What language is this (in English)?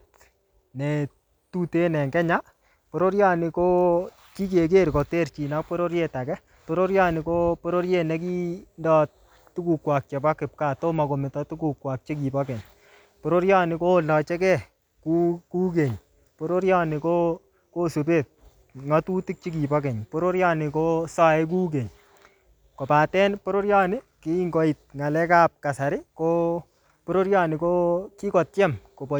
Kalenjin